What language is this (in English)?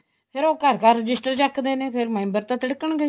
Punjabi